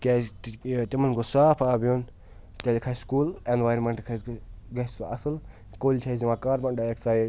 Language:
Kashmiri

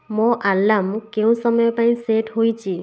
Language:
Odia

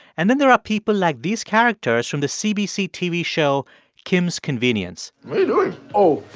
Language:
English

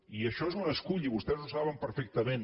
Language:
Catalan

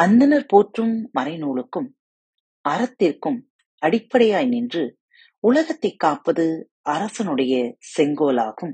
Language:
Tamil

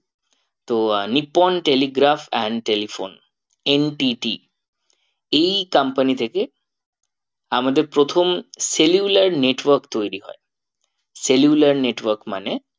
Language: Bangla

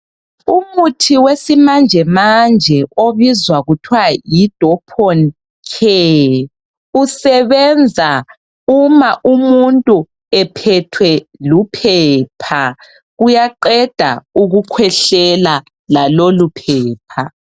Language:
North Ndebele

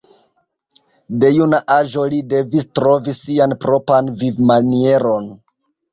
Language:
Esperanto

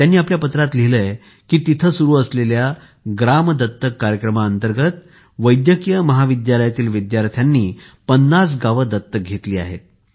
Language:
Marathi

